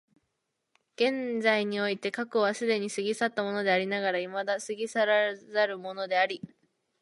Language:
Japanese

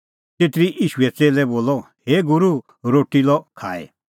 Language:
Kullu Pahari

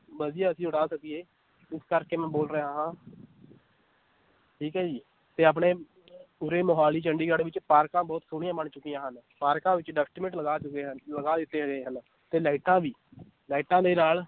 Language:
Punjabi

